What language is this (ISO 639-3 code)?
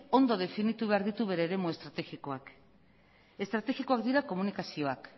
eus